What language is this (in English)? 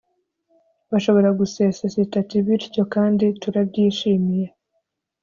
Kinyarwanda